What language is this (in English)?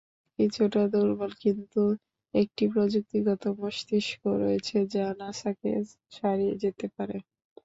Bangla